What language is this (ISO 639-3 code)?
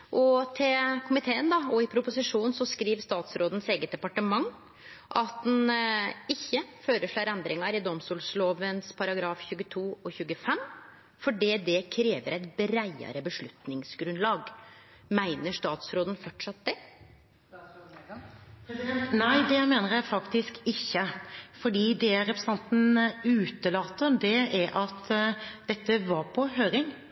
nor